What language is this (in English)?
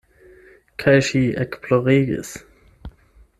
Esperanto